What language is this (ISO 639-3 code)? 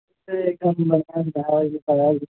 mai